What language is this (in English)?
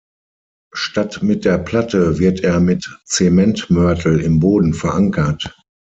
German